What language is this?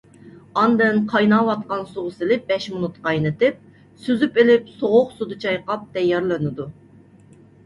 Uyghur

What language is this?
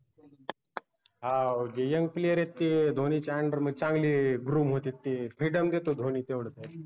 Marathi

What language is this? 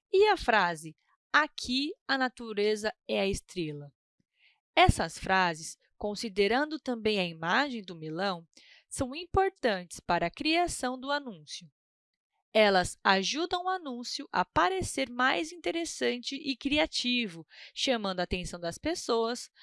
Portuguese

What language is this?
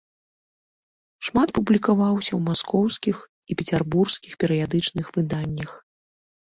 Belarusian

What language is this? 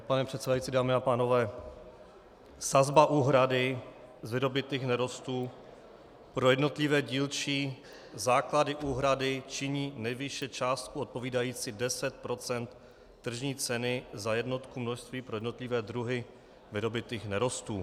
Czech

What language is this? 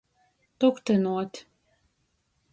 Latgalian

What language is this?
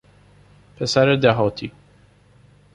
Persian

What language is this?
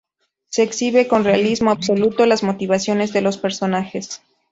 Spanish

